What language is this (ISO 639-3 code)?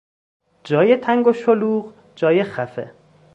fas